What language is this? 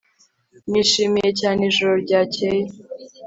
Kinyarwanda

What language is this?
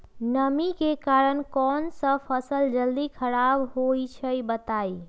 Magahi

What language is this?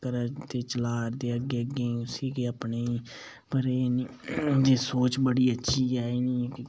Dogri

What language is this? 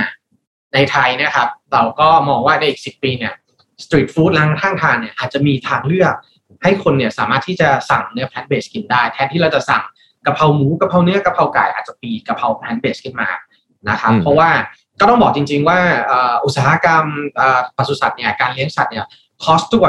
Thai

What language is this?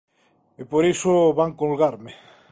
Galician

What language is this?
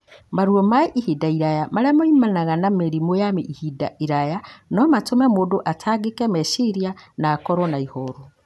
Kikuyu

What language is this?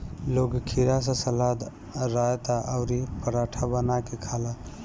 Bhojpuri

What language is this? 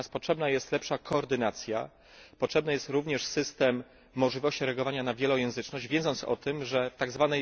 Polish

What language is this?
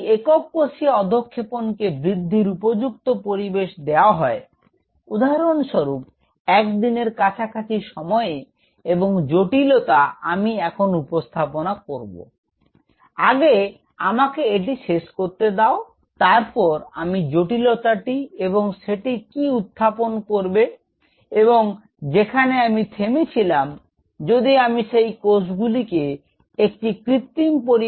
Bangla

